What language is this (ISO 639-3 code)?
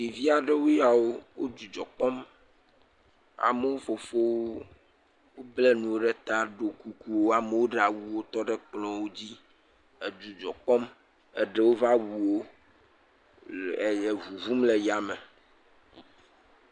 ewe